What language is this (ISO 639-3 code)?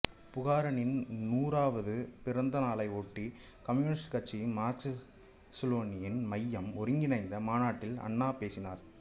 tam